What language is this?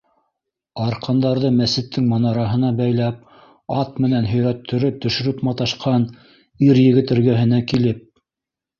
Bashkir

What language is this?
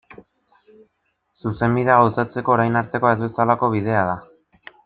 Basque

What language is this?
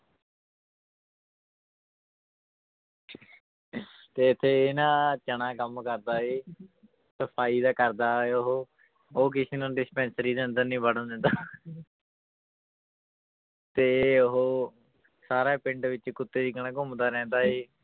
Punjabi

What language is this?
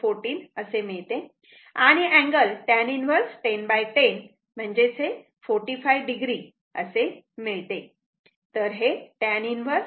Marathi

